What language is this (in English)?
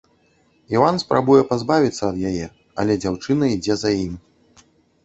Belarusian